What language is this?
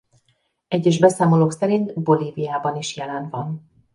Hungarian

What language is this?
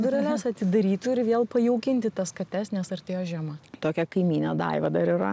Lithuanian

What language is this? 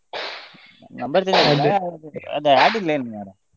Kannada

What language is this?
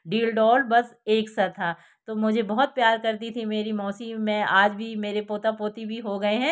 Hindi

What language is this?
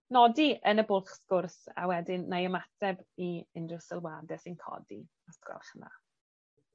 Welsh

